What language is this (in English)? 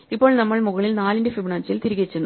Malayalam